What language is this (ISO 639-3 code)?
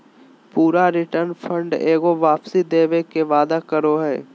mag